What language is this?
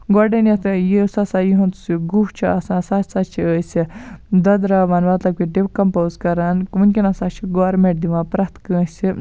Kashmiri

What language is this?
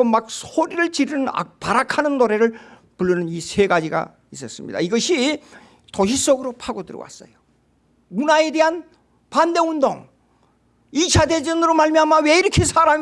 Korean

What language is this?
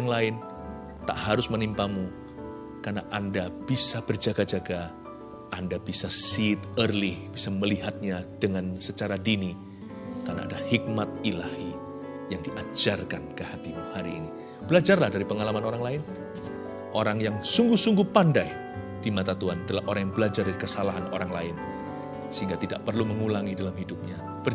Indonesian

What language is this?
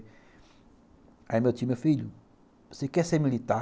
Portuguese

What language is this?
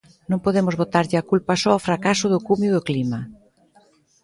Galician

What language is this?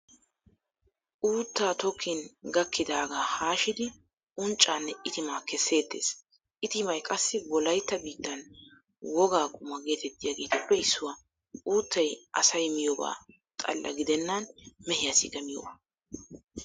Wolaytta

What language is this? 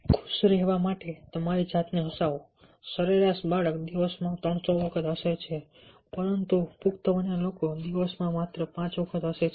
Gujarati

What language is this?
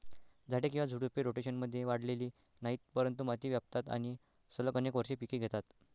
Marathi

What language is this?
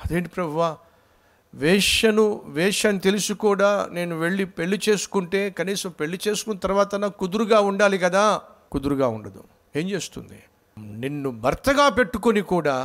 Telugu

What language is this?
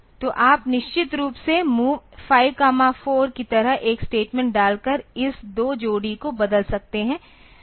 Hindi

